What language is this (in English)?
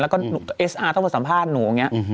Thai